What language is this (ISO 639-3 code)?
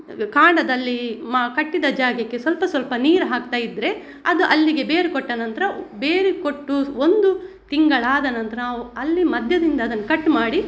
kan